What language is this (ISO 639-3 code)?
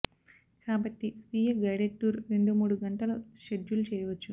tel